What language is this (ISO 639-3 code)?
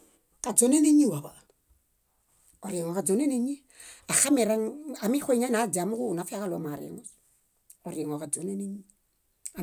bda